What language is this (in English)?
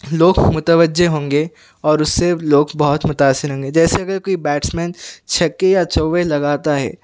Urdu